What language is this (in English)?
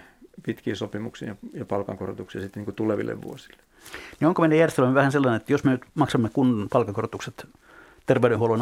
Finnish